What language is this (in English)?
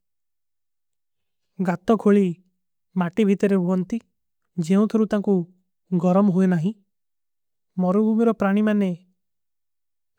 Kui (India)